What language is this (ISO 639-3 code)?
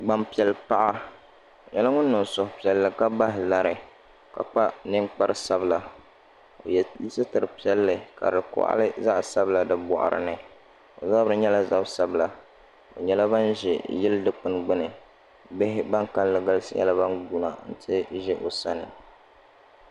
dag